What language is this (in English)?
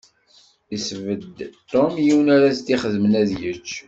Kabyle